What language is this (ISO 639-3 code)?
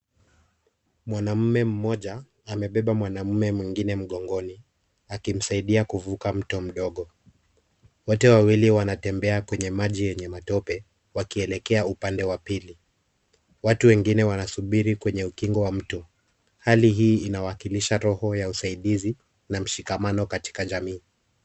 swa